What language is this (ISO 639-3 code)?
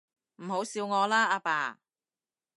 yue